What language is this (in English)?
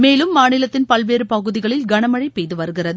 Tamil